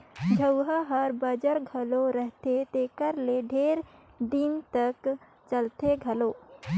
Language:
Chhattisgarhi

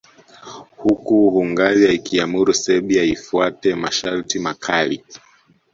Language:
Swahili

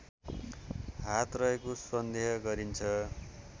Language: Nepali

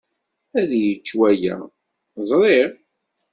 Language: Kabyle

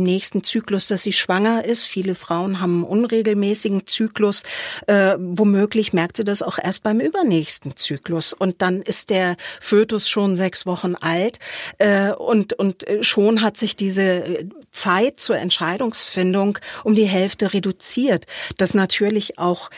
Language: German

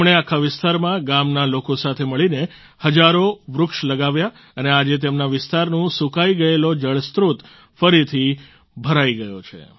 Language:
Gujarati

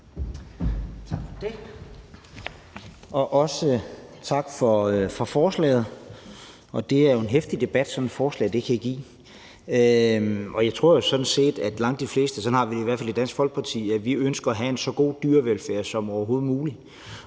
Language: Danish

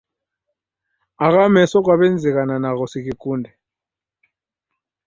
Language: Taita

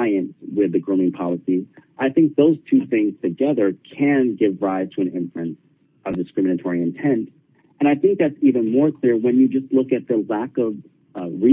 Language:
English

